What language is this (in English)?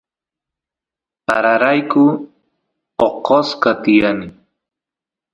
Santiago del Estero Quichua